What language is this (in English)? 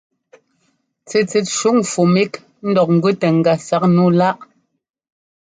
Ngomba